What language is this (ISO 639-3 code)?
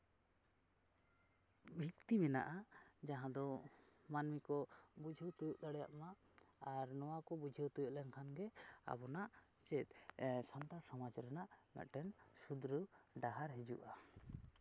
sat